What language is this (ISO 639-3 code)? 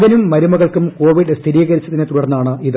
mal